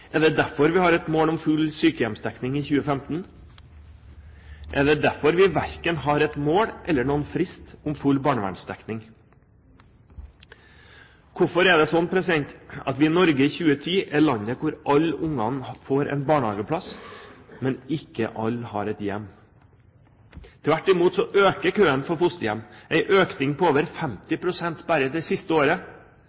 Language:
Norwegian Bokmål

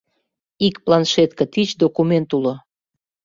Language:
Mari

